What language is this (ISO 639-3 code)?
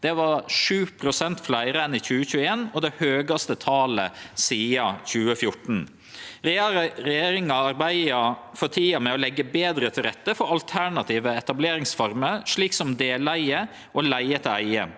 nor